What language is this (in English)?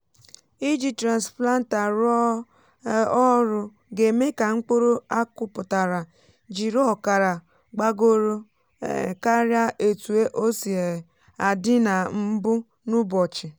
Igbo